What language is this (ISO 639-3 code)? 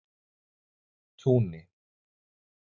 isl